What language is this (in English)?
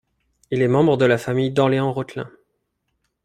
French